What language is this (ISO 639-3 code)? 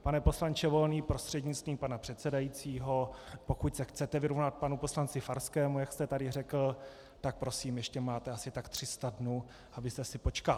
ces